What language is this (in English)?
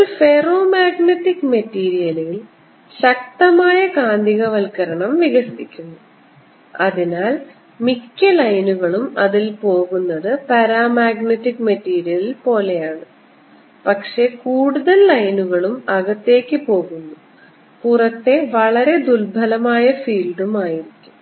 Malayalam